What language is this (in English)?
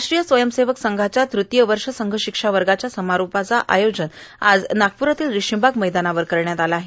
Marathi